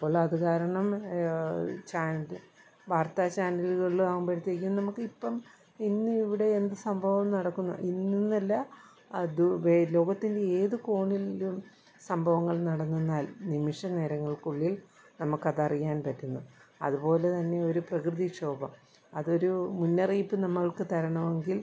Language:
Malayalam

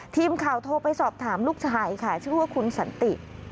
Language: Thai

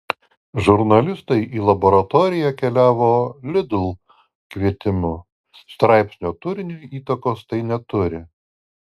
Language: Lithuanian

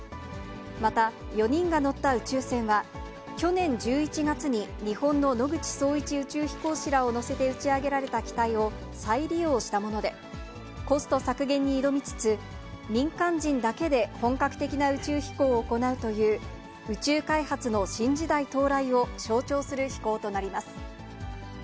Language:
Japanese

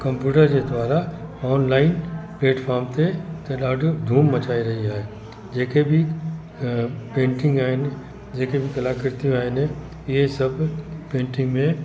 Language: Sindhi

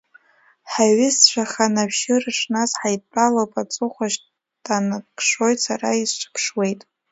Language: Abkhazian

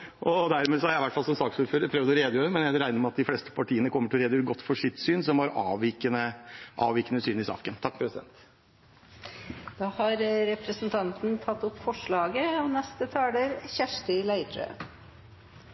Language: Norwegian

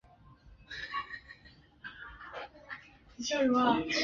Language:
Chinese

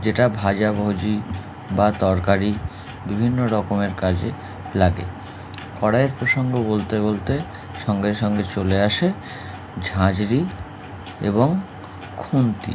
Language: Bangla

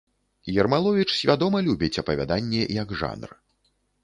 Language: Belarusian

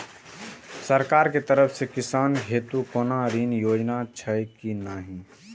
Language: Maithili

